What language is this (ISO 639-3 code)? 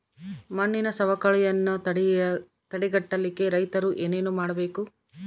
kan